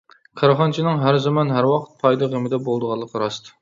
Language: Uyghur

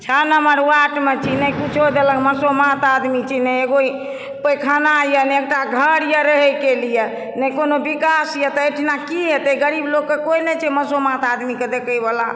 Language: Maithili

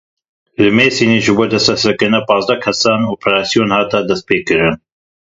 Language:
Kurdish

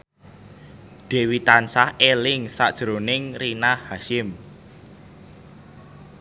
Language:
Javanese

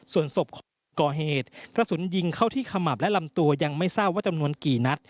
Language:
Thai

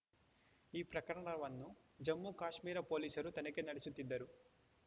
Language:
Kannada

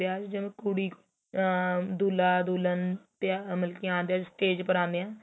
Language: Punjabi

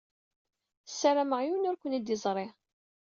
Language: Kabyle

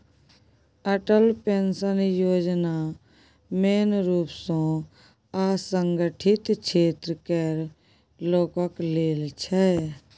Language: Maithili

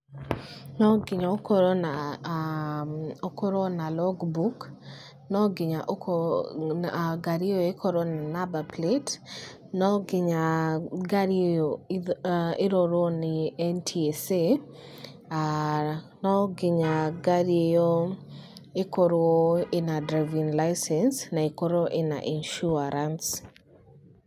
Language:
Kikuyu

